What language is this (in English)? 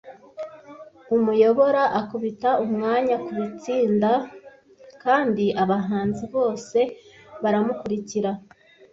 Kinyarwanda